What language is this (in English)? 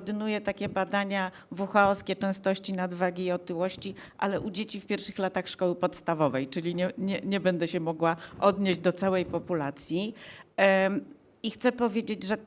Polish